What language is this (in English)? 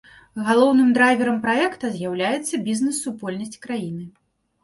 Belarusian